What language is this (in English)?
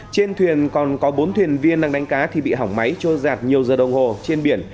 Vietnamese